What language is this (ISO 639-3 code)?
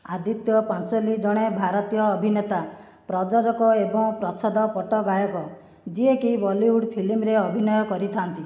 ori